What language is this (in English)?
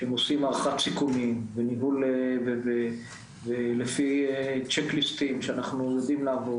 Hebrew